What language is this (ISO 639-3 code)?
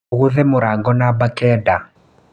kik